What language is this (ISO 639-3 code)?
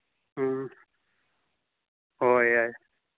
mni